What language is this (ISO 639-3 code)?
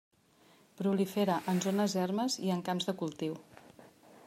cat